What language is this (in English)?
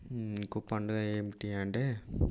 Telugu